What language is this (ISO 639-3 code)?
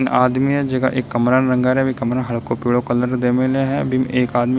raj